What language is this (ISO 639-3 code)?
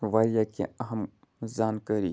kas